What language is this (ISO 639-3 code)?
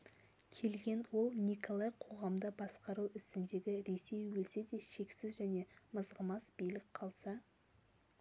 kaz